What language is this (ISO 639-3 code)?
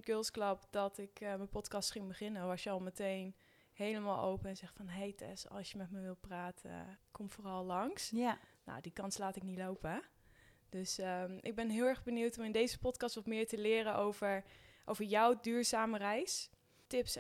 nld